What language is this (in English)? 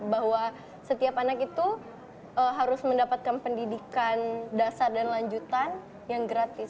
Indonesian